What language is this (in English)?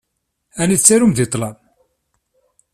Kabyle